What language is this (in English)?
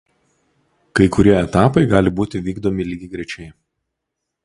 Lithuanian